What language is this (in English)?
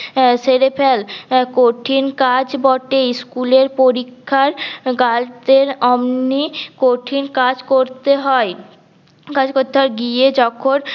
Bangla